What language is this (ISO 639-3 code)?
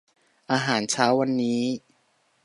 tha